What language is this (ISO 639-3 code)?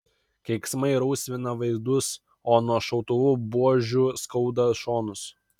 lit